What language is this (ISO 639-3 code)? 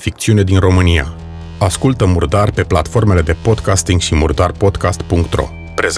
ron